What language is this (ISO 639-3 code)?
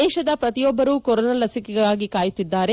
kan